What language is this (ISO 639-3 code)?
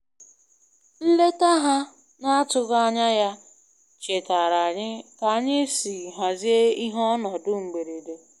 ibo